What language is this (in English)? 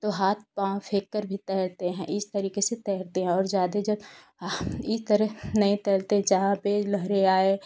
Hindi